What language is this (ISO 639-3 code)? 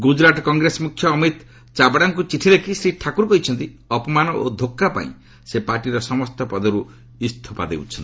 ori